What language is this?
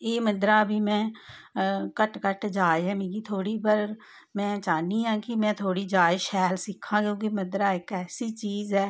Dogri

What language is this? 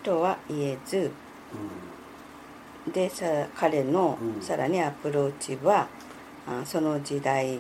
Japanese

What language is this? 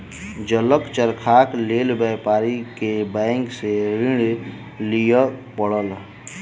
Maithili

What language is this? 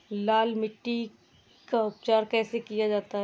Hindi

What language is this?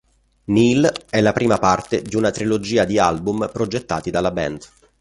Italian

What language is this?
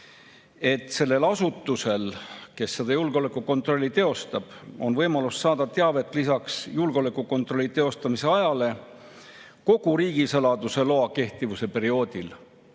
Estonian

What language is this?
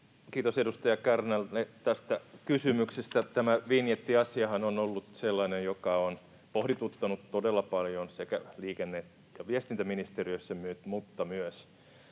Finnish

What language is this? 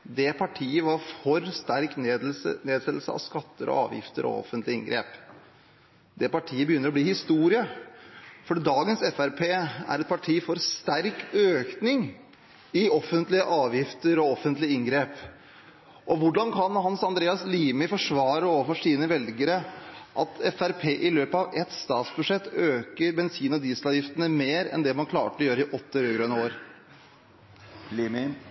Norwegian Bokmål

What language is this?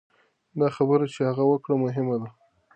Pashto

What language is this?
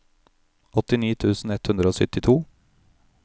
Norwegian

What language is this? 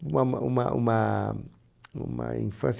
Portuguese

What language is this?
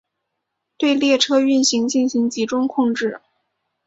Chinese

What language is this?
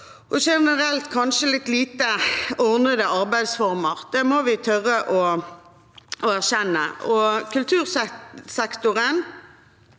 Norwegian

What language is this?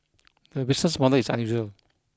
English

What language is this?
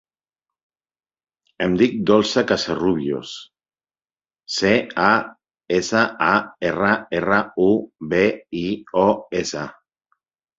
Catalan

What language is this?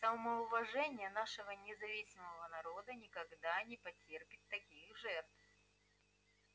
Russian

